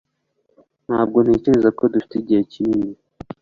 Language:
Kinyarwanda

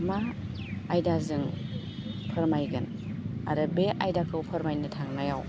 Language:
Bodo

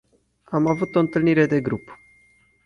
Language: Romanian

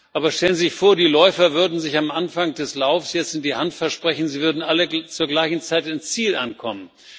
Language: German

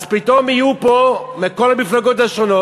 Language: Hebrew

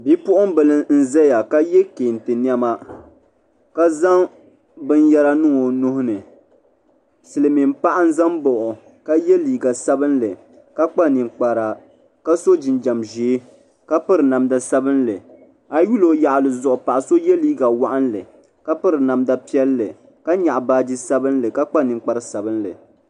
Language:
Dagbani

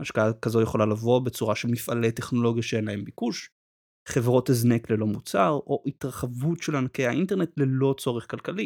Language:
Hebrew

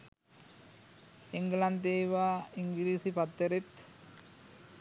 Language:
Sinhala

